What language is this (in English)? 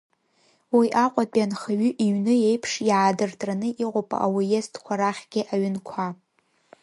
Abkhazian